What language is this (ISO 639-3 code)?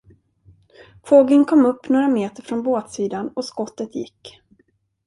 swe